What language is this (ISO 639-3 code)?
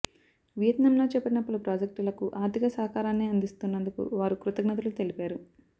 tel